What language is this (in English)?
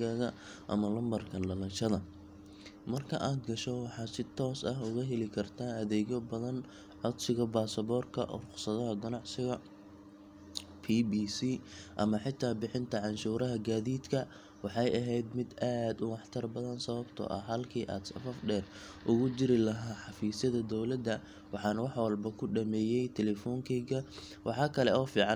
Somali